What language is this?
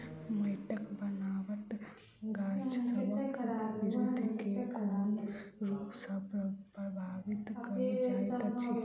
Maithili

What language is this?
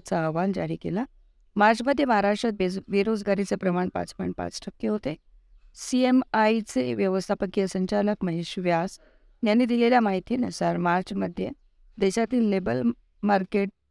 Marathi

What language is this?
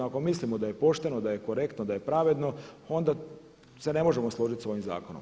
Croatian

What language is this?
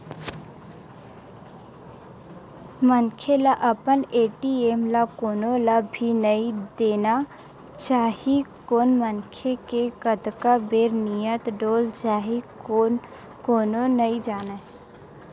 Chhattisgarhi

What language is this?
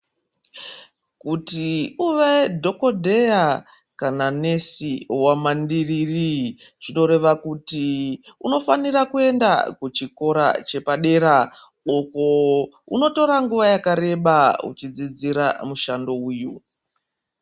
Ndau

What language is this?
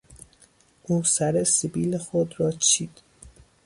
Persian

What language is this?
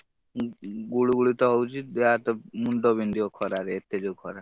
Odia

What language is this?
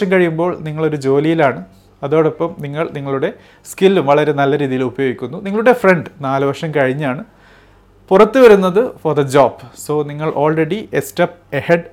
Malayalam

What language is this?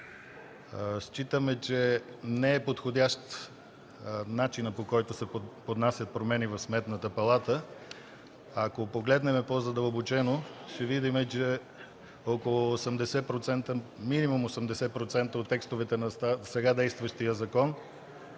Bulgarian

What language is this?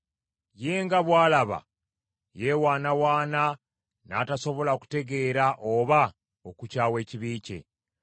Ganda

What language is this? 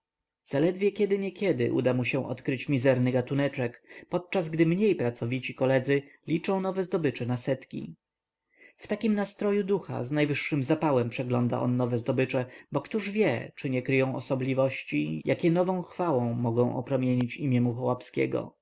Polish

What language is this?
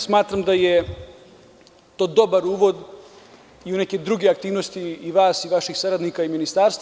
Serbian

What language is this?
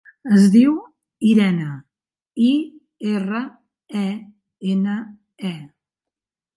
Catalan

